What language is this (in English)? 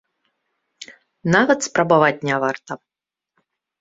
Belarusian